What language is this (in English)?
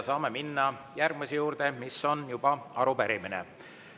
Estonian